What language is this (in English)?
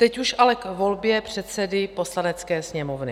Czech